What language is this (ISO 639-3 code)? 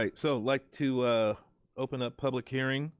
eng